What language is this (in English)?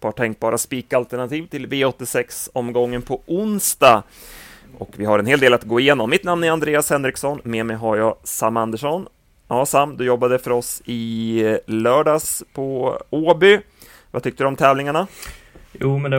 Swedish